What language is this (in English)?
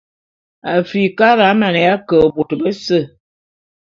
Bulu